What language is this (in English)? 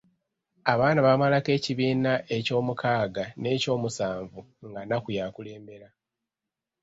Ganda